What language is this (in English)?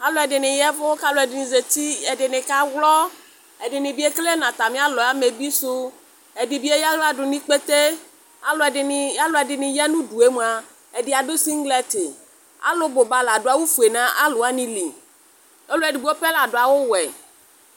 Ikposo